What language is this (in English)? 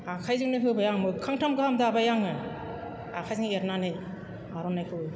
Bodo